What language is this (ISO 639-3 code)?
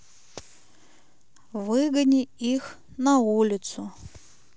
rus